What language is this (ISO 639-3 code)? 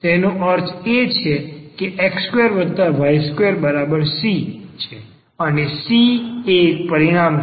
guj